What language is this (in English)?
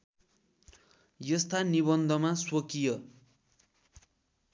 Nepali